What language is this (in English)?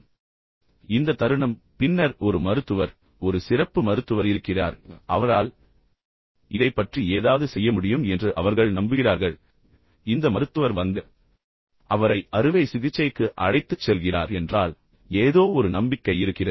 Tamil